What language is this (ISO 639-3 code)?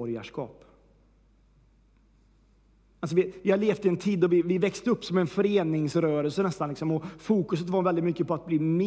swe